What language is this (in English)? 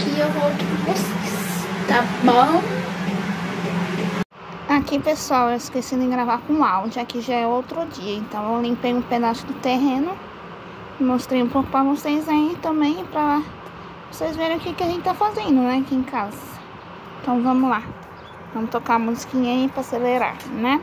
Portuguese